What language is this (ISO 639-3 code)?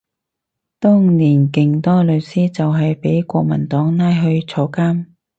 yue